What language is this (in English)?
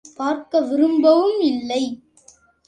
Tamil